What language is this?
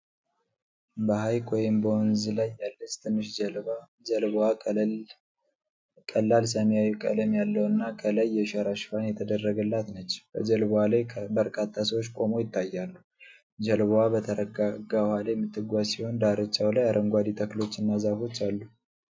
Amharic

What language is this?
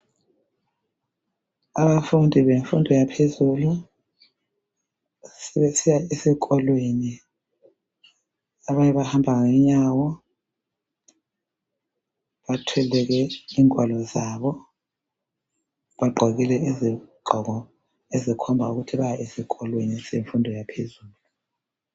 North Ndebele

